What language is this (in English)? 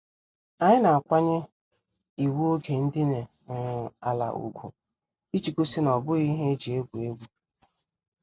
Igbo